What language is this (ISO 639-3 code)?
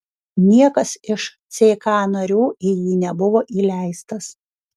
lit